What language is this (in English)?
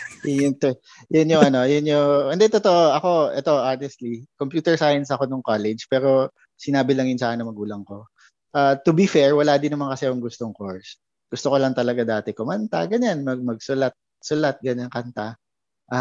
Filipino